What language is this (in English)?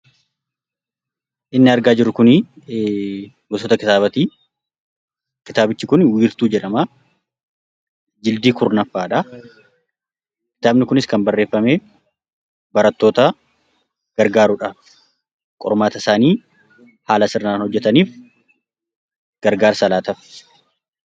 Oromo